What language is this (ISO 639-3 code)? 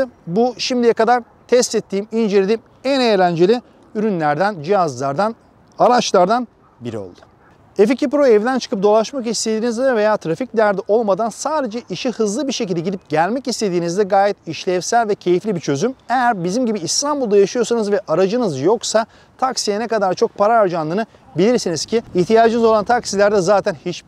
tur